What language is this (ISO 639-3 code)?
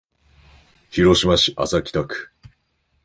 jpn